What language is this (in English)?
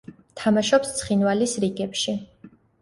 Georgian